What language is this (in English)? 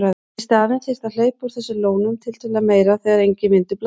Icelandic